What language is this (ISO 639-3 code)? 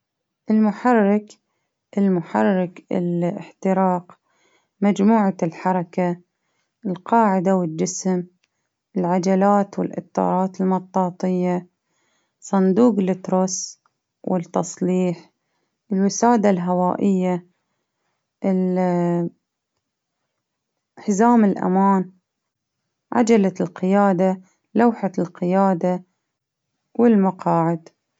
abv